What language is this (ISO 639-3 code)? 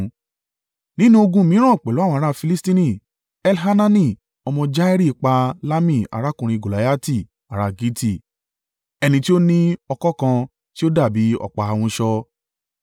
yor